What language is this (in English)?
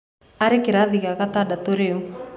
Kikuyu